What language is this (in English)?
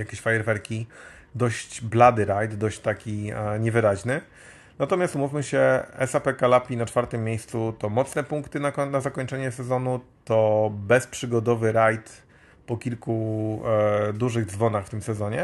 Polish